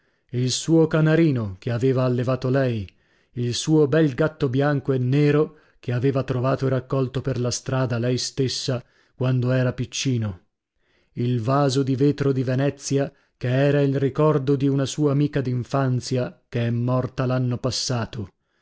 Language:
Italian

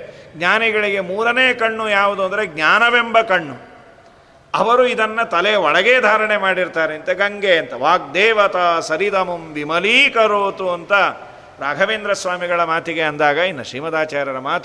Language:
Kannada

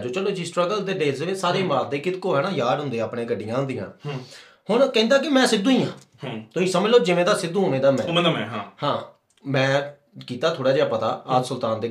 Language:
Punjabi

